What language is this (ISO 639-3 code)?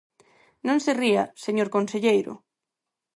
glg